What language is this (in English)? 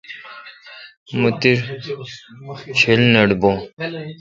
Kalkoti